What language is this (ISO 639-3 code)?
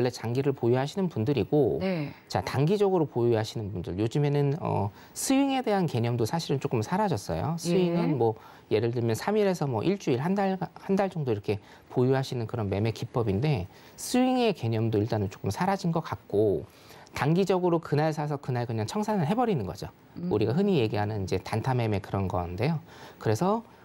kor